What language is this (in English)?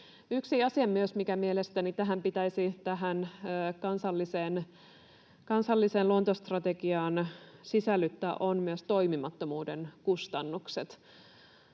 Finnish